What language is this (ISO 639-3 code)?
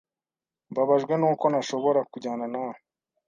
kin